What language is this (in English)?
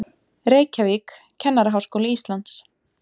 Icelandic